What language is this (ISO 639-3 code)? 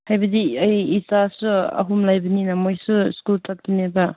mni